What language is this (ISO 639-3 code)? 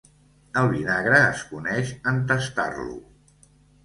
cat